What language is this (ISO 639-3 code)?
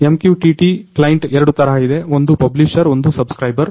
kan